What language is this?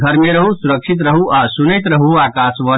Maithili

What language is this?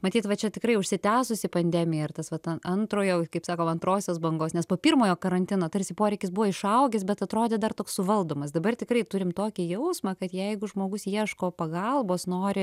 Lithuanian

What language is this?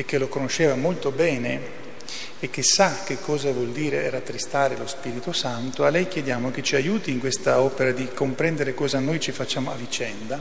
Italian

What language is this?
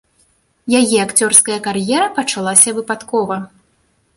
Belarusian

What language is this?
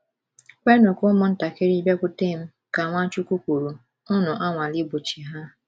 Igbo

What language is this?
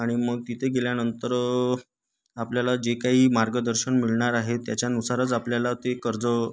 Marathi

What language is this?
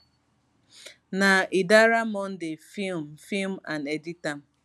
Nigerian Pidgin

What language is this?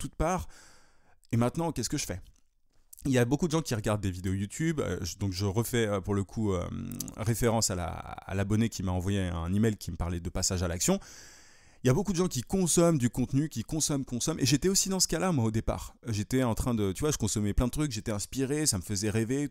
French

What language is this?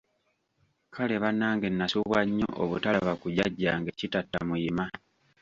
Ganda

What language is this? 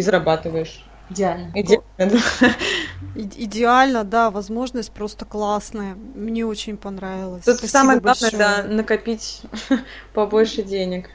Russian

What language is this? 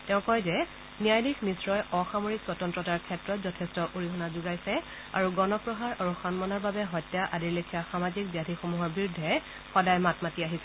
Assamese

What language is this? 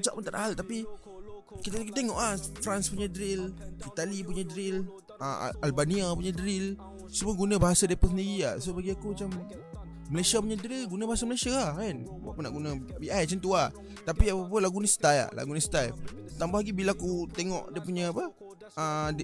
Malay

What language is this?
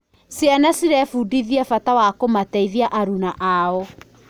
Kikuyu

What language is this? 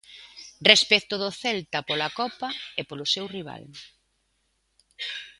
Galician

